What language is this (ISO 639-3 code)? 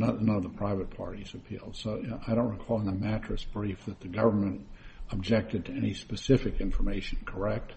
eng